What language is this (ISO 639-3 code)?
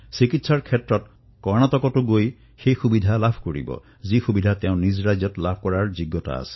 asm